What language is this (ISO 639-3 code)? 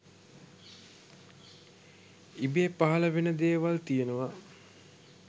sin